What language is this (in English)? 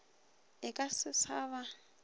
Northern Sotho